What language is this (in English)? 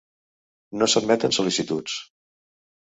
Catalan